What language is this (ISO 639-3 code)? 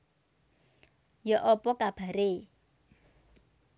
jav